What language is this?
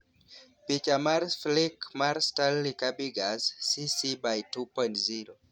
Luo (Kenya and Tanzania)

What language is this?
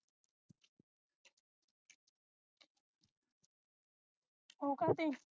Punjabi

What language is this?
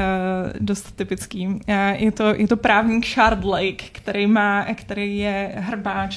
Czech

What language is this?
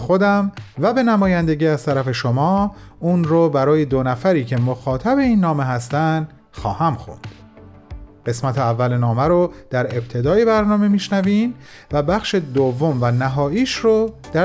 Persian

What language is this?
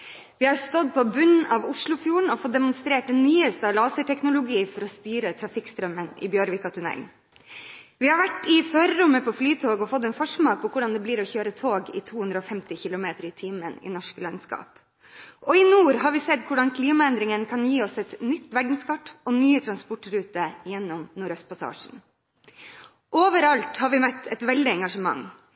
Norwegian Bokmål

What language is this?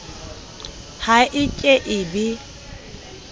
Southern Sotho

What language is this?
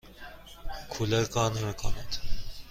Persian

